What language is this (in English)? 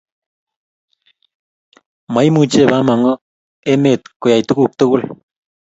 Kalenjin